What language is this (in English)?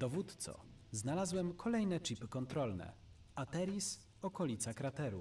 Polish